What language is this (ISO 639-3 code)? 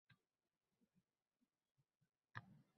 uzb